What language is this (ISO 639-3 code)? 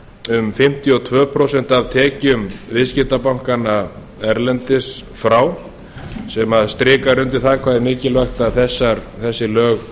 isl